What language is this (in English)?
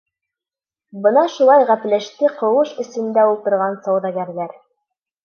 Bashkir